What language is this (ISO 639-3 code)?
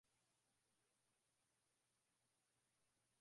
swa